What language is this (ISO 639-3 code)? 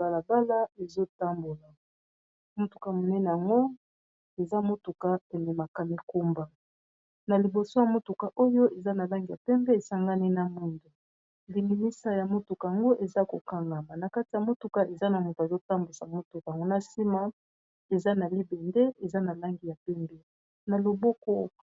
lin